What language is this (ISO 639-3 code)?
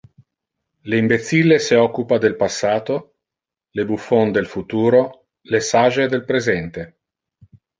ina